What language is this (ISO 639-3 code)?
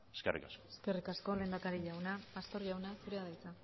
eus